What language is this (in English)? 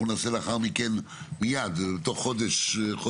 Hebrew